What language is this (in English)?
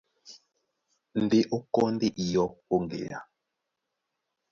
Duala